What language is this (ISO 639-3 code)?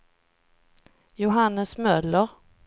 swe